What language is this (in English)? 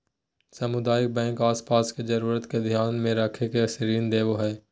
Magahi